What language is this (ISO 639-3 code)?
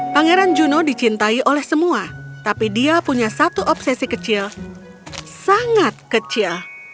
ind